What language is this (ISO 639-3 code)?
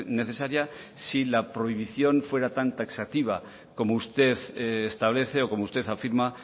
spa